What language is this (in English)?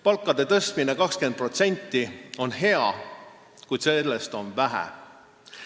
Estonian